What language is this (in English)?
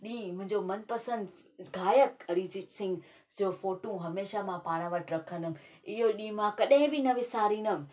Sindhi